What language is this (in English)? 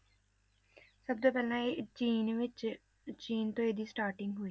Punjabi